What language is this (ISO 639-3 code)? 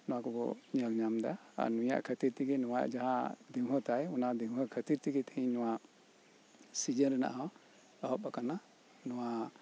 sat